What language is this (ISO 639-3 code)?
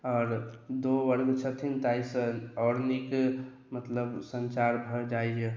mai